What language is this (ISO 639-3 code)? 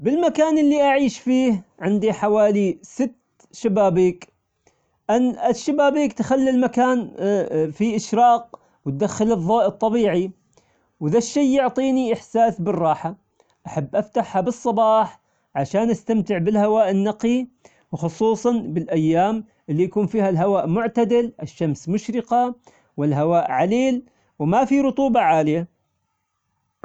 acx